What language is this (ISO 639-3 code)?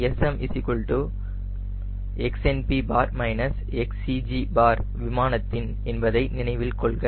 tam